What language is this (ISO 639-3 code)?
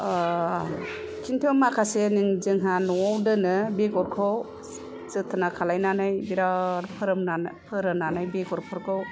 brx